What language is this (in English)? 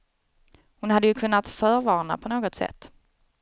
Swedish